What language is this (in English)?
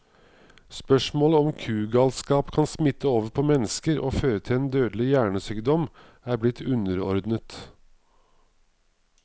Norwegian